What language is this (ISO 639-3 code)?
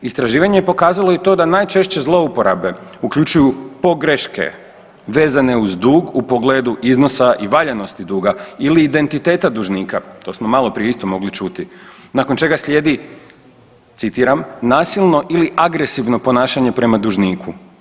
hrv